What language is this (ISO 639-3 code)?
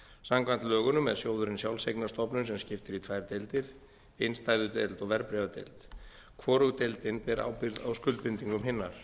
isl